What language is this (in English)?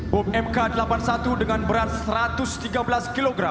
Indonesian